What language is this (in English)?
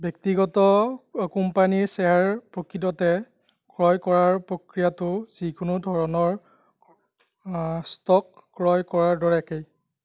Assamese